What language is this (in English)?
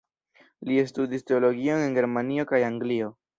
Esperanto